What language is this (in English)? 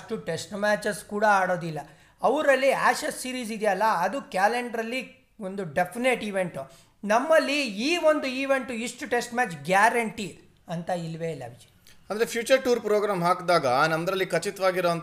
Kannada